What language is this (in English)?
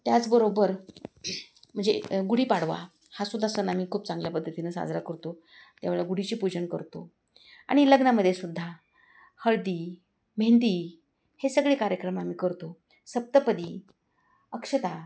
Marathi